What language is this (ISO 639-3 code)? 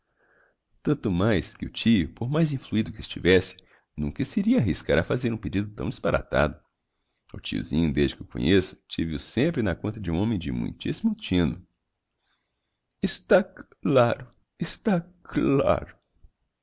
por